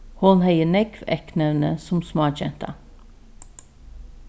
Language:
Faroese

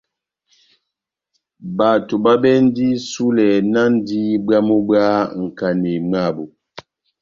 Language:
Batanga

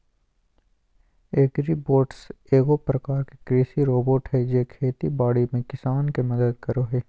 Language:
Magahi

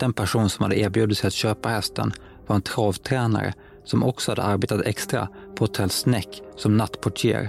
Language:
Swedish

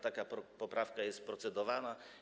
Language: Polish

